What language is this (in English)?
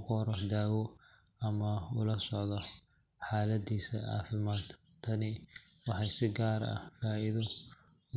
Somali